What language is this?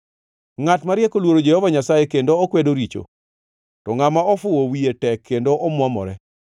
Luo (Kenya and Tanzania)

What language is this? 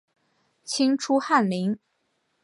Chinese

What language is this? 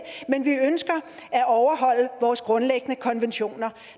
Danish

